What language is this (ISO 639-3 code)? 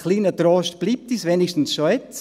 gsw